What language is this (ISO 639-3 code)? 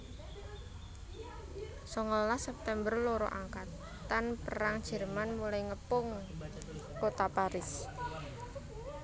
jav